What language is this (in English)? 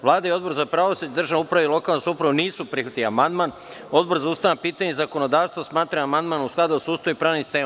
Serbian